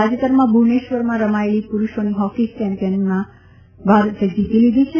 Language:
Gujarati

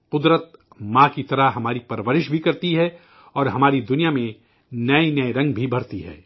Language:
Urdu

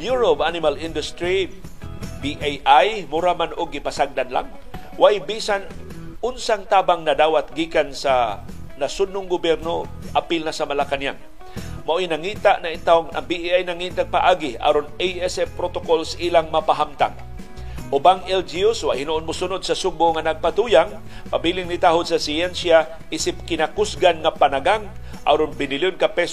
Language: Filipino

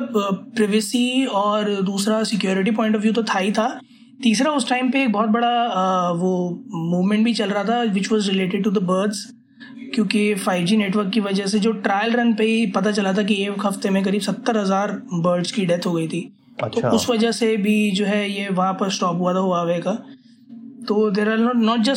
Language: Hindi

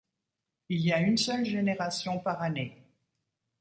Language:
French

